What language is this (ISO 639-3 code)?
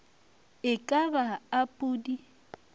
nso